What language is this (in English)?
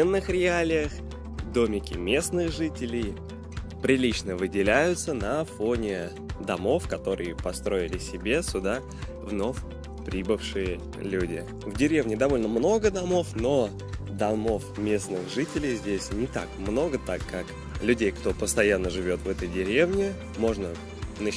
Russian